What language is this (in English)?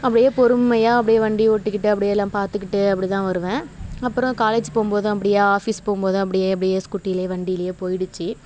Tamil